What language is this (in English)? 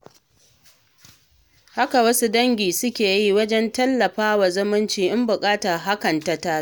Hausa